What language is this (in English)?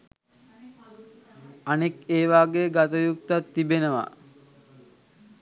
Sinhala